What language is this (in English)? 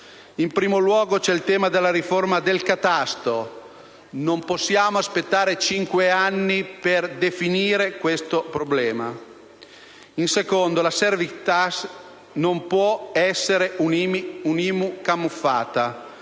Italian